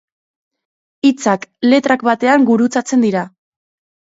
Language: Basque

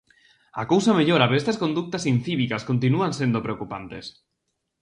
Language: Galician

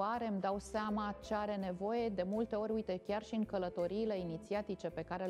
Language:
Romanian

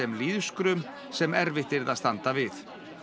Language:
Icelandic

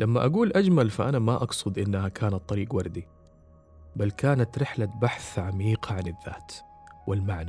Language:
Arabic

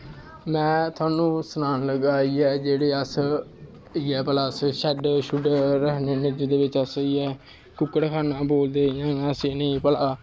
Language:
Dogri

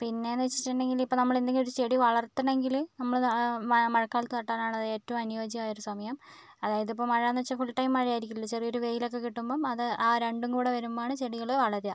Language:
Malayalam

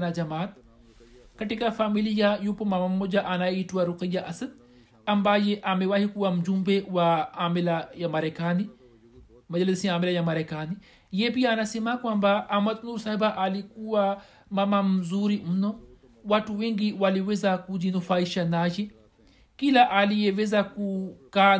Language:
Swahili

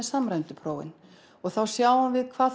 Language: Icelandic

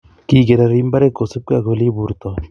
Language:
Kalenjin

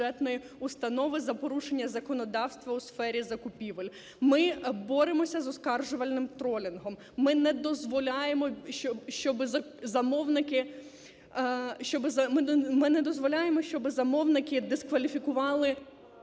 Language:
Ukrainian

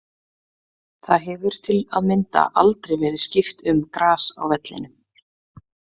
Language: Icelandic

